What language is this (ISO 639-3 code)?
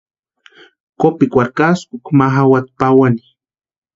pua